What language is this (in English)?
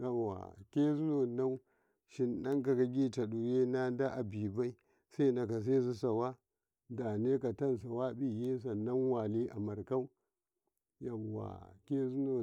Karekare